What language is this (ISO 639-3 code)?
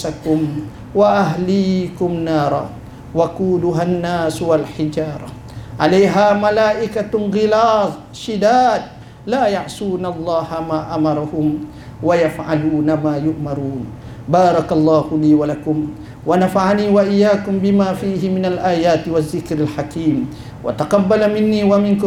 msa